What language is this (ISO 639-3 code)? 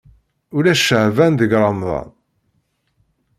kab